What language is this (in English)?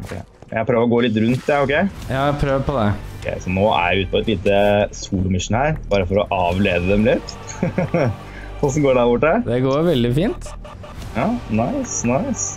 Norwegian